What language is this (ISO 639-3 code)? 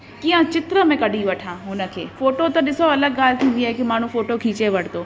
snd